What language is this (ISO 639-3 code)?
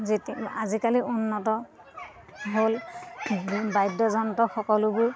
asm